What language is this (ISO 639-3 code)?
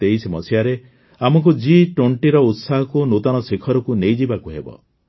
ori